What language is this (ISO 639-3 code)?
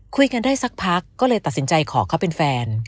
tha